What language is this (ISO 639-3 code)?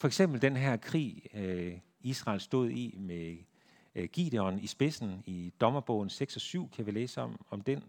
dan